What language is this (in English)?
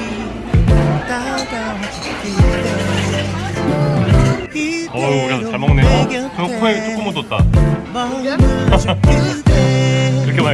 Korean